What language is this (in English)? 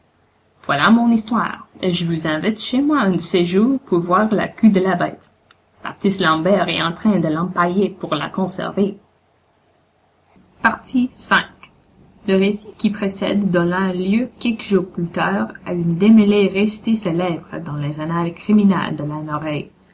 French